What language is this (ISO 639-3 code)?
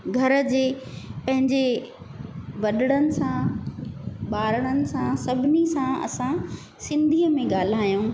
snd